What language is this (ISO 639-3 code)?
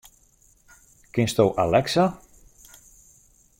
fry